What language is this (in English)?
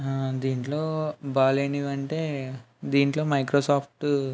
Telugu